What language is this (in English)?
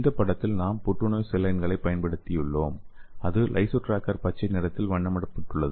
Tamil